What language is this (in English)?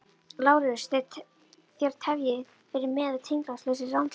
Icelandic